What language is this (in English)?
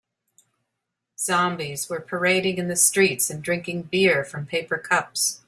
English